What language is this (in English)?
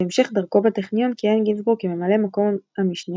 Hebrew